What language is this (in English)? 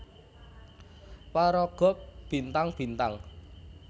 Javanese